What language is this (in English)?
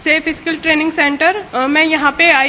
Hindi